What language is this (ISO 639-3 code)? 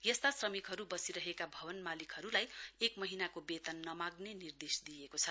nep